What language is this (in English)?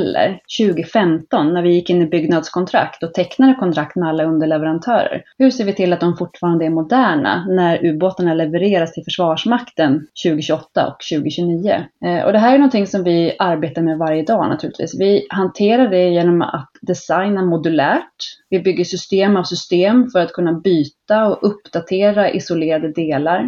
Swedish